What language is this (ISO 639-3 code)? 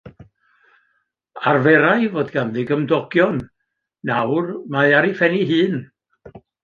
cym